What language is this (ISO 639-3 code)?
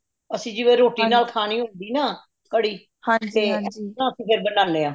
pan